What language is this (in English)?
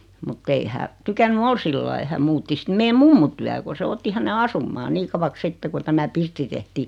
Finnish